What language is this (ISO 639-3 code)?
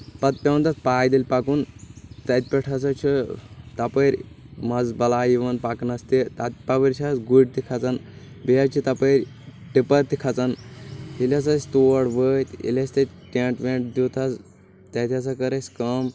kas